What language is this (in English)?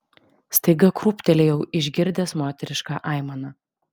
Lithuanian